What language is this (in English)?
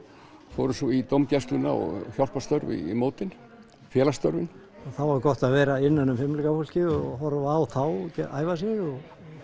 Icelandic